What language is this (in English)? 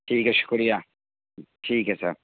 Urdu